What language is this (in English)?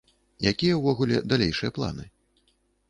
Belarusian